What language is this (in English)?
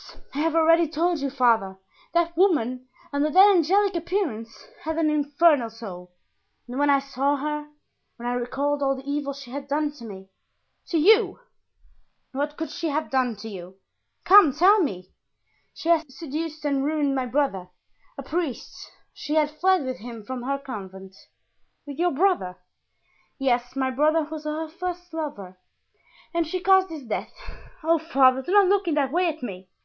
English